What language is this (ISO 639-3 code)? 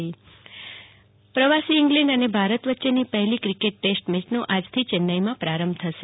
guj